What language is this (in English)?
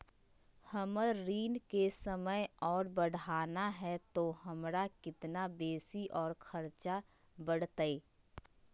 Magahi